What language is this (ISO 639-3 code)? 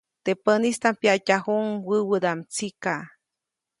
zoc